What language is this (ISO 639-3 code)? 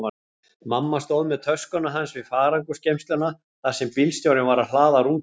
isl